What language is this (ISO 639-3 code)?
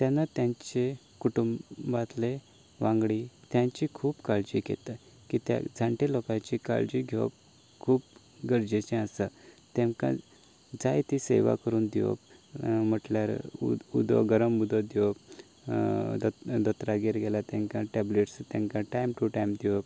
kok